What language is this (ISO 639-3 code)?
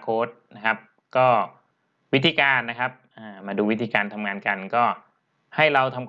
tha